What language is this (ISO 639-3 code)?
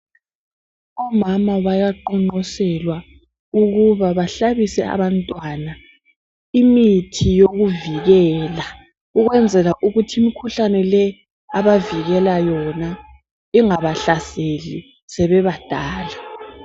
nde